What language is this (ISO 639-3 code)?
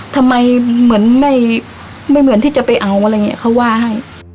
tha